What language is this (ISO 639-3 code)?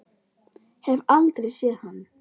isl